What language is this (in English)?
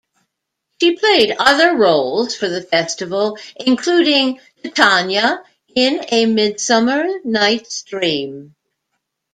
English